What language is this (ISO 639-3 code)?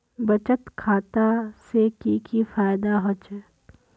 mag